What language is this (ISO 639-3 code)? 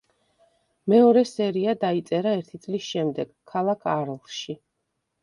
kat